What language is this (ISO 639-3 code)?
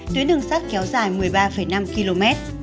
vie